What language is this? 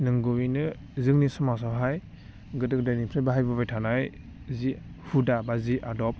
Bodo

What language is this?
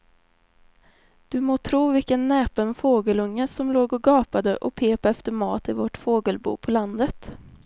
Swedish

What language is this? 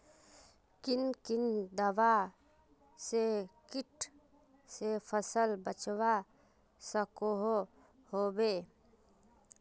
Magahi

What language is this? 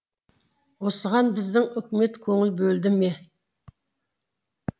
Kazakh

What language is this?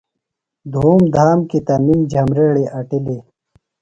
Phalura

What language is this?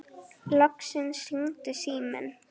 Icelandic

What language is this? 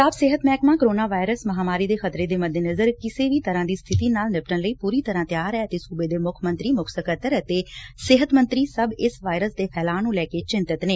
Punjabi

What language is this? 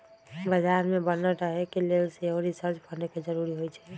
Magahi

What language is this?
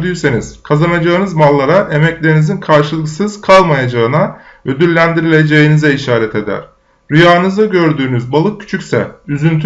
Turkish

